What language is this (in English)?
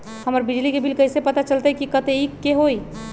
Magahi